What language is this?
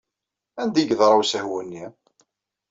Kabyle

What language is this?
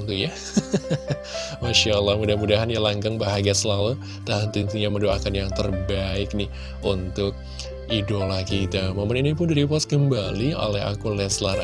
Indonesian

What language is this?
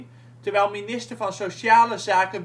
Dutch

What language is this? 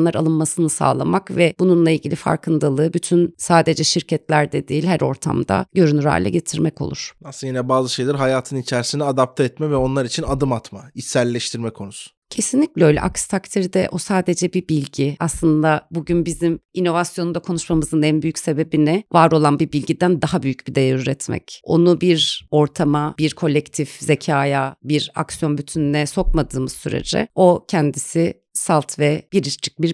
Turkish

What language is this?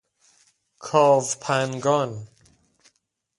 Persian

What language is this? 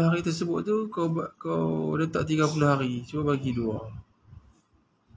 Malay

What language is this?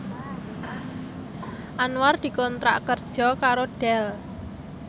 Javanese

